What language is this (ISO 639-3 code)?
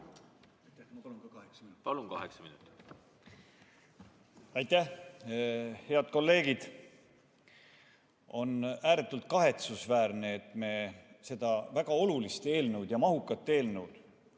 est